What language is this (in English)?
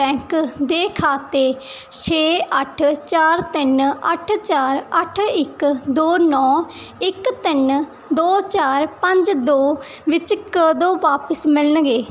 Punjabi